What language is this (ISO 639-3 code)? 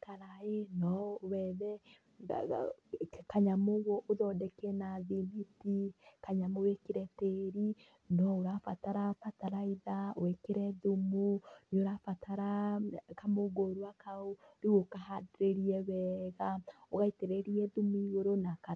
kik